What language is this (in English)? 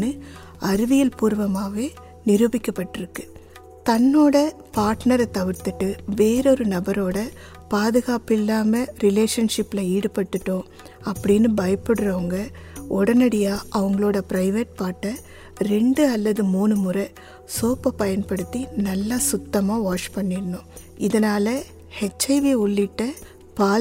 Tamil